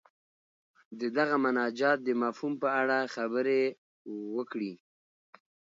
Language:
Pashto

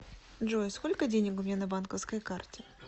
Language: Russian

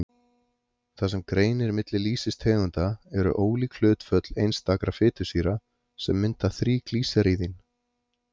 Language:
Icelandic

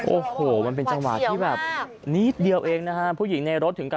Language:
Thai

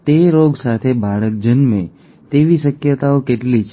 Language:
Gujarati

